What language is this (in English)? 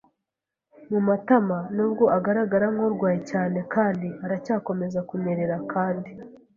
Kinyarwanda